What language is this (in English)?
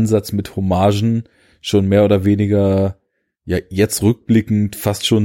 German